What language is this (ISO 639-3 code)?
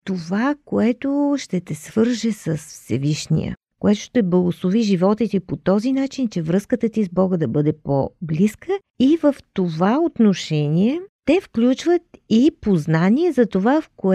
bul